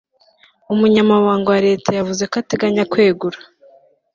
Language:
Kinyarwanda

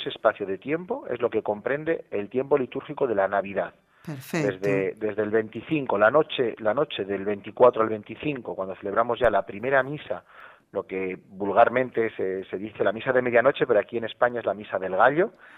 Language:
Spanish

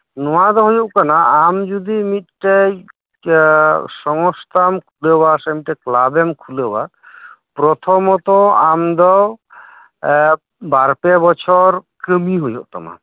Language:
Santali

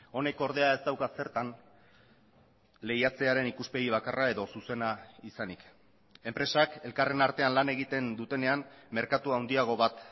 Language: Basque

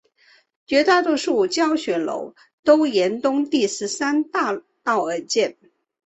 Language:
Chinese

